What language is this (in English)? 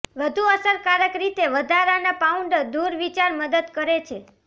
Gujarati